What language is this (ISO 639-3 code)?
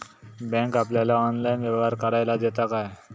mar